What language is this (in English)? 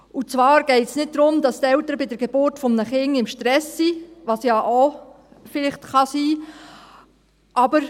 Swiss German